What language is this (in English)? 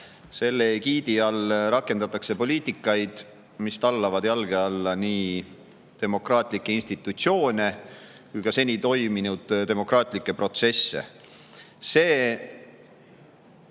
Estonian